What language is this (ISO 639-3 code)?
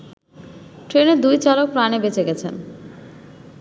ben